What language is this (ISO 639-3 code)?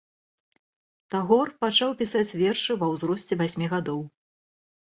bel